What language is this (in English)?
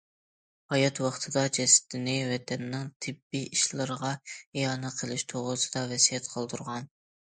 Uyghur